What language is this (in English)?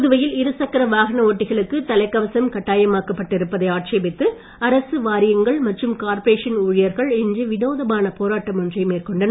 Tamil